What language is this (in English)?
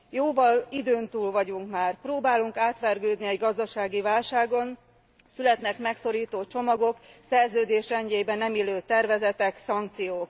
Hungarian